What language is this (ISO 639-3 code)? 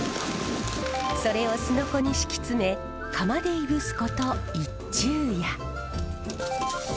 jpn